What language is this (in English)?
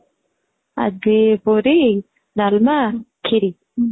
Odia